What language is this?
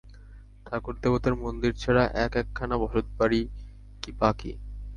Bangla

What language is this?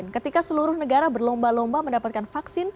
Indonesian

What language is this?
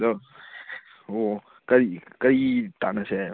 Manipuri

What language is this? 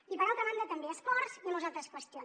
Catalan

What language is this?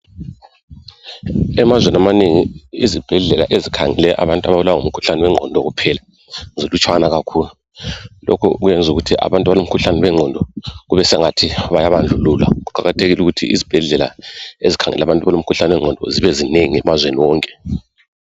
North Ndebele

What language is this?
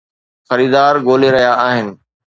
Sindhi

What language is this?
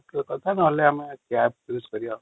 Odia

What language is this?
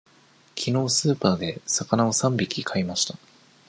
Japanese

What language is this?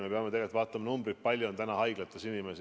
Estonian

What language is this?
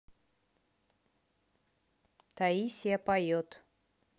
Russian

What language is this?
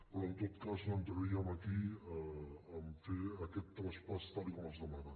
Catalan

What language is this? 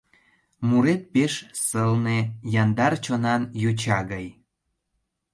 Mari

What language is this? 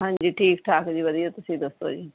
Punjabi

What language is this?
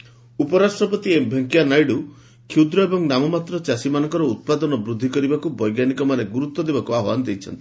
Odia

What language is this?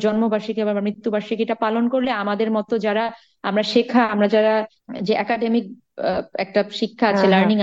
Bangla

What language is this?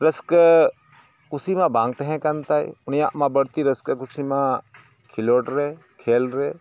Santali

